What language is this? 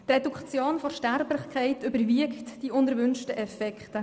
Swiss German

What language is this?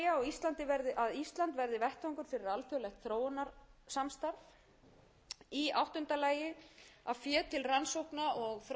Icelandic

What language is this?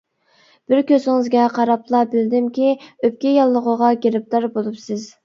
Uyghur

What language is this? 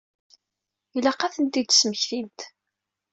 Kabyle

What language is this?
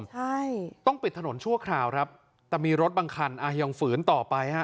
Thai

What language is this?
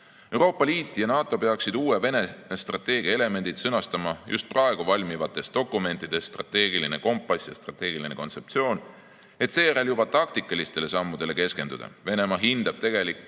Estonian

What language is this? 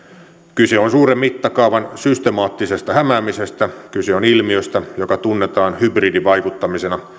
Finnish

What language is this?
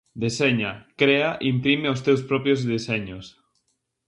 Galician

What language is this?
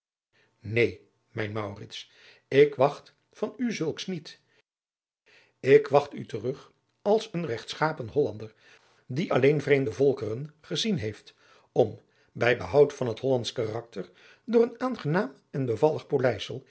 Dutch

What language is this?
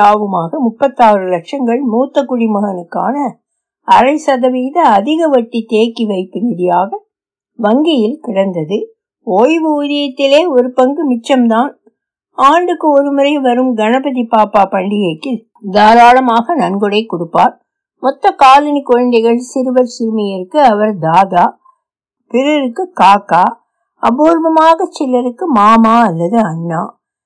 Tamil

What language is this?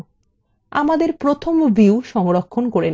Bangla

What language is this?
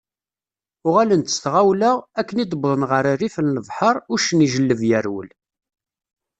Kabyle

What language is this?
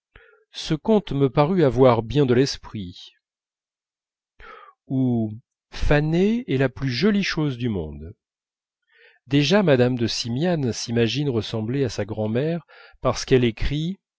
French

